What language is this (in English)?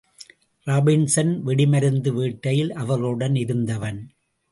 Tamil